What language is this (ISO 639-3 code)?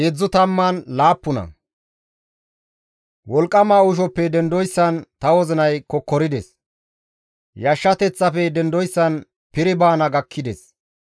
gmv